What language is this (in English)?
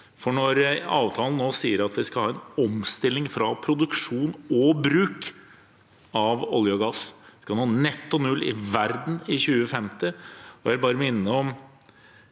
Norwegian